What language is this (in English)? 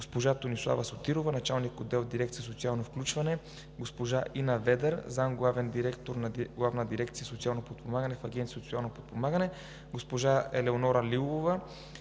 Bulgarian